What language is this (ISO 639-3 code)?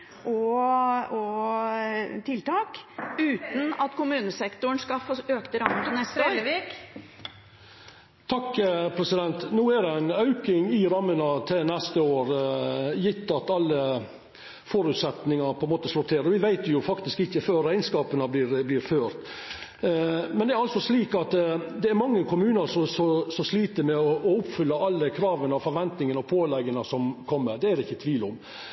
nor